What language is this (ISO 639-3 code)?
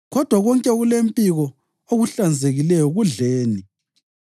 nde